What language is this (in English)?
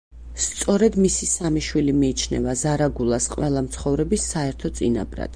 Georgian